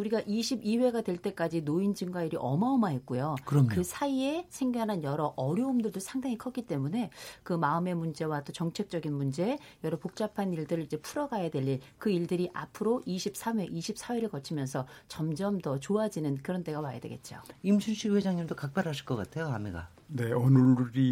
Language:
Korean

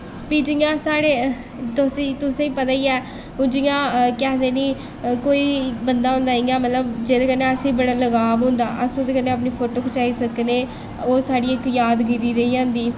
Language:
Dogri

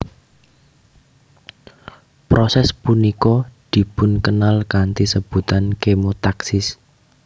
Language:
Javanese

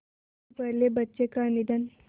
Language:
Hindi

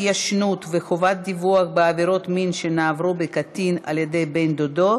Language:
Hebrew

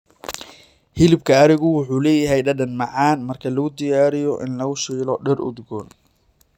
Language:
Somali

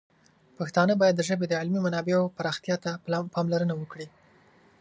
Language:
Pashto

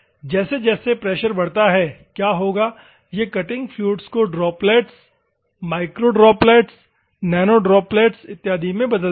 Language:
Hindi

